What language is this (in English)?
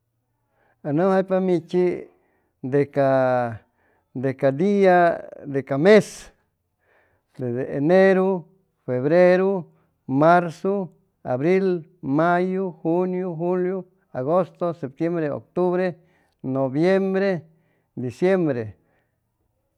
Chimalapa Zoque